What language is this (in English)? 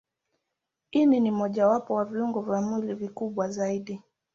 Swahili